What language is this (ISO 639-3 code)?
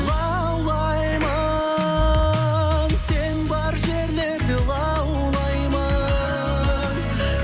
kaz